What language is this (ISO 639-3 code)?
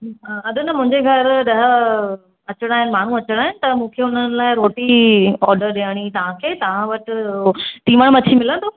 snd